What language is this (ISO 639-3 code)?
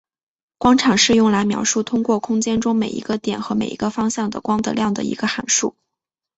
zho